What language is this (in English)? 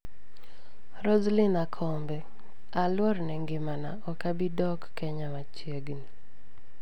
Luo (Kenya and Tanzania)